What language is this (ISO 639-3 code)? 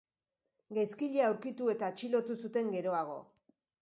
eus